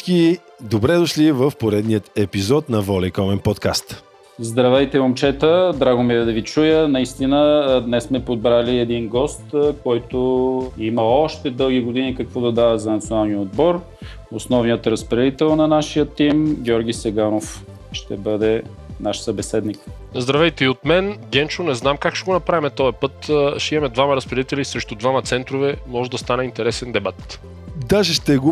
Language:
Bulgarian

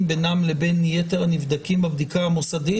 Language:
Hebrew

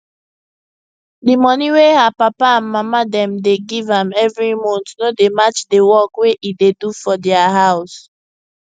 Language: Nigerian Pidgin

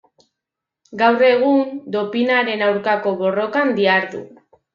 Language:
Basque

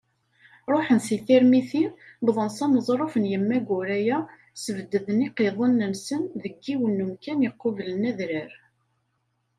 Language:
Kabyle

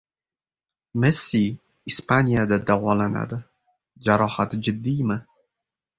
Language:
Uzbek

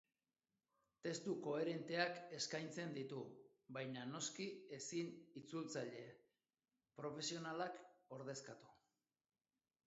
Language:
Basque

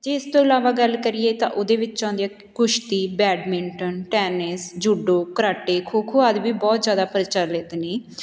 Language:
Punjabi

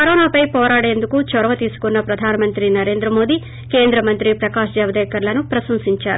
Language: Telugu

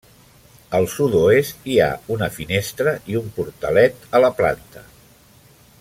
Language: Catalan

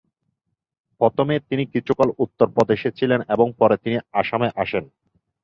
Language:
Bangla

